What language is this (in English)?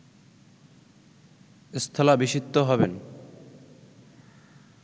Bangla